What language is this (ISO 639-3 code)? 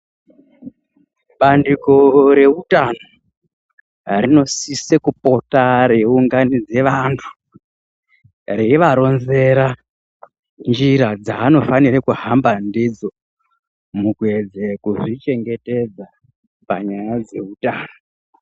ndc